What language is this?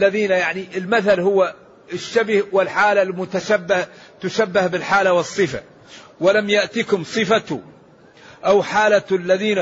Arabic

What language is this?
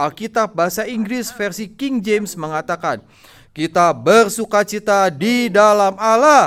Indonesian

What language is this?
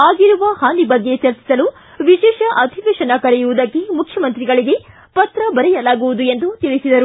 Kannada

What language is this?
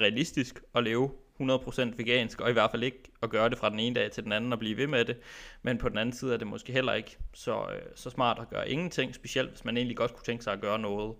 Danish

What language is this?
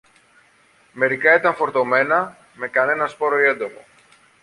Greek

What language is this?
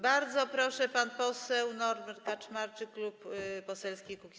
Polish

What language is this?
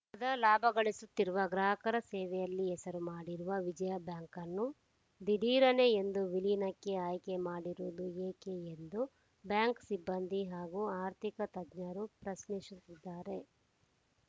Kannada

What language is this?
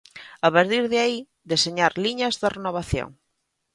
Galician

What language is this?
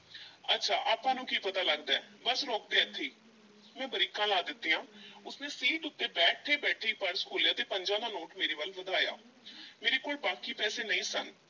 Punjabi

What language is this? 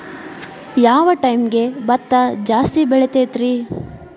Kannada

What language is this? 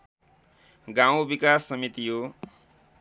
Nepali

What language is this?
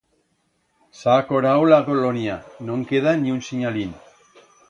Aragonese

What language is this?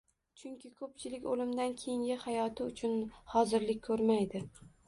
Uzbek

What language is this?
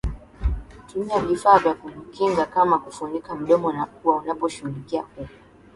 Swahili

